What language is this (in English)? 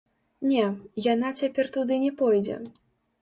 Belarusian